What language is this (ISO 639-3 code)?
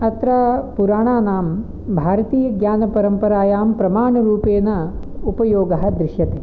san